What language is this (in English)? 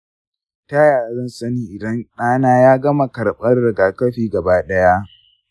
Hausa